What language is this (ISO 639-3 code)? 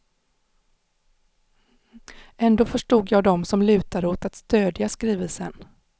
swe